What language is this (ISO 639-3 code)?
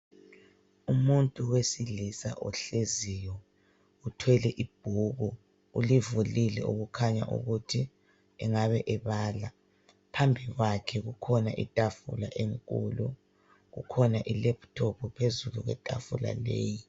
nde